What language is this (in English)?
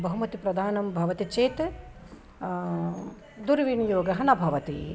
Sanskrit